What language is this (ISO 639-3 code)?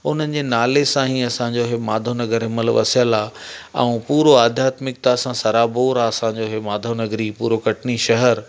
snd